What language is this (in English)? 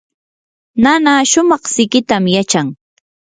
Yanahuanca Pasco Quechua